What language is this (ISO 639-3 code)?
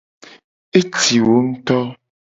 gej